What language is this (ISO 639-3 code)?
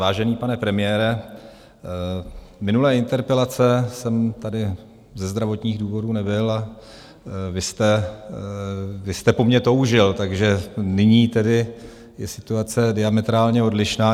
ces